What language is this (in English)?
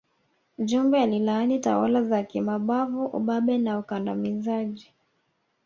Swahili